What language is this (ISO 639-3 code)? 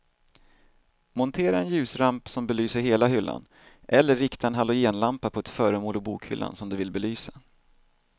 swe